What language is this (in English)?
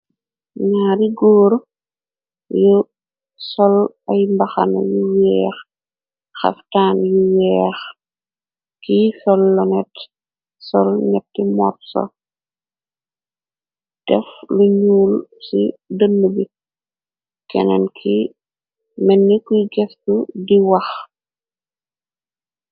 Wolof